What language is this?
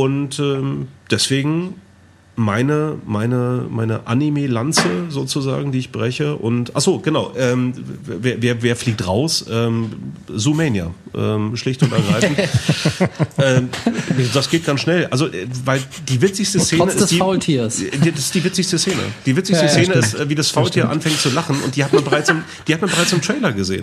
German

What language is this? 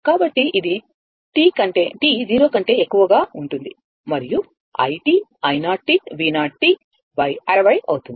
Telugu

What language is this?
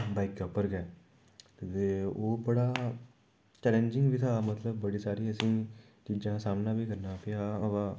Dogri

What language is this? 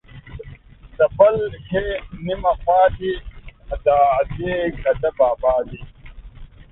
Pashto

